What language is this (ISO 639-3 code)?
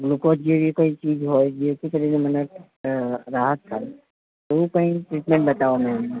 guj